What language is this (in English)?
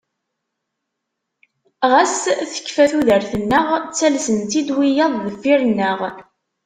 Kabyle